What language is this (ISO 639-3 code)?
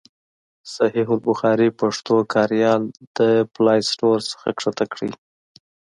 pus